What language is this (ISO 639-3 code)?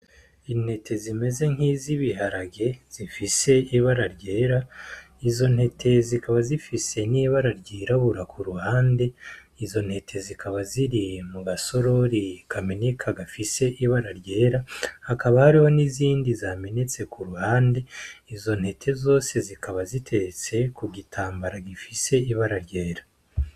run